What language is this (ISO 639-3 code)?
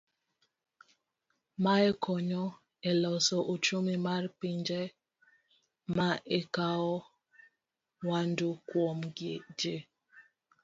luo